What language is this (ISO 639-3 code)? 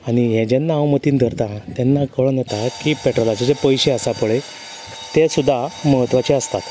kok